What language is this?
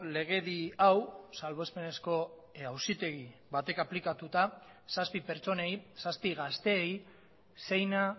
Basque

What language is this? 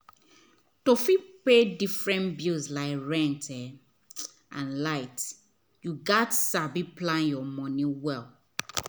Nigerian Pidgin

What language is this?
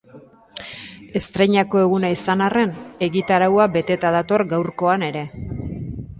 Basque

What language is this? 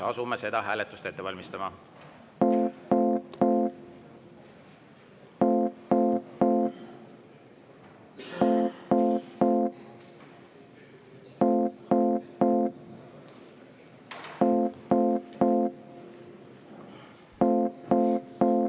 Estonian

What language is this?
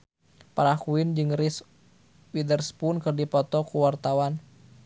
Sundanese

